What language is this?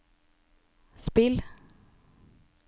Norwegian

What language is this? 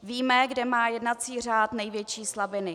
Czech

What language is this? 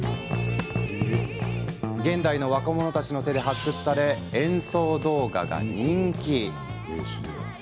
Japanese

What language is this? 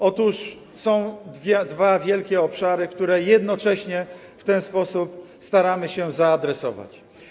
Polish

